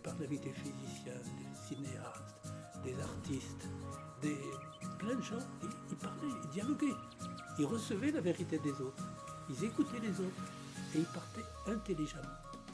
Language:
French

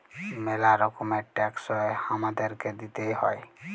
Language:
Bangla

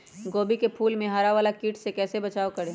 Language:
Magahi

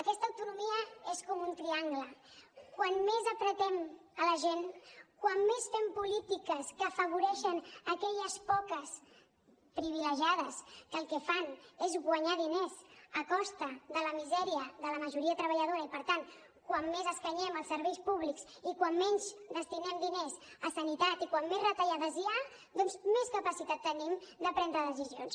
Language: Catalan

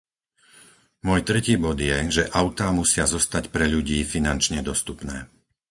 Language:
Slovak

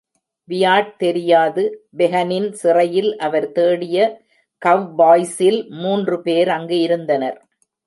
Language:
Tamil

